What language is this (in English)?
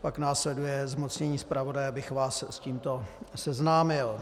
Czech